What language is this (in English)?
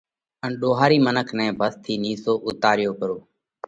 Parkari Koli